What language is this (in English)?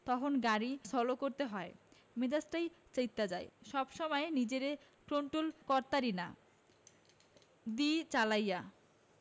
Bangla